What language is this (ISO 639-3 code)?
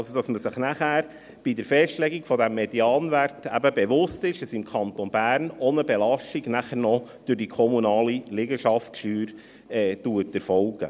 gsw